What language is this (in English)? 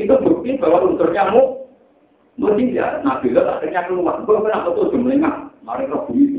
Indonesian